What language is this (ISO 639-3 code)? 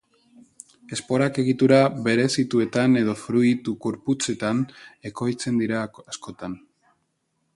eus